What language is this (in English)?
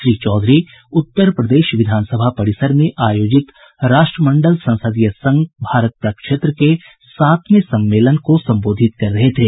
Hindi